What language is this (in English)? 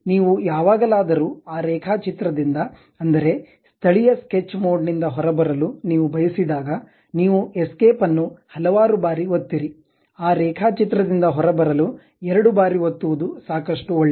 Kannada